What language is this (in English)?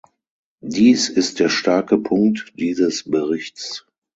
German